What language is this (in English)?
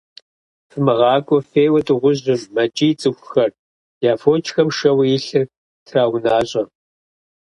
Kabardian